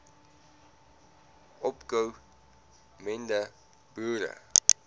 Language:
Afrikaans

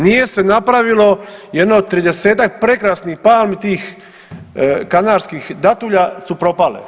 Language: Croatian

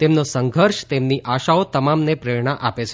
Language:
Gujarati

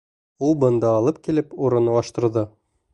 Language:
Bashkir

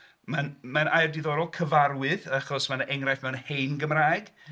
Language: Welsh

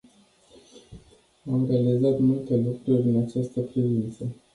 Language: Romanian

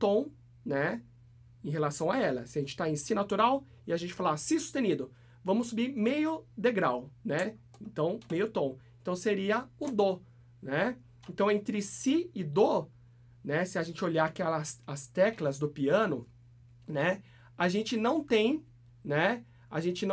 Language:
Portuguese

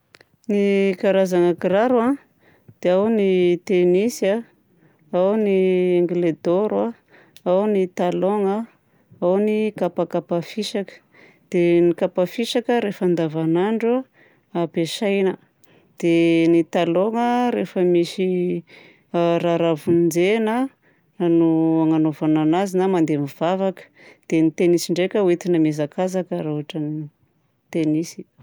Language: Southern Betsimisaraka Malagasy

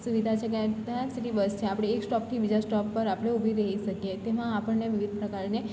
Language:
Gujarati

